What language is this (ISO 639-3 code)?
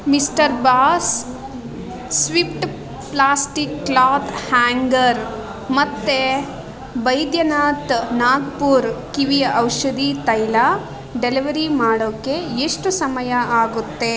kan